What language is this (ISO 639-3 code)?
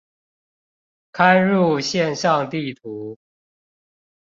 zho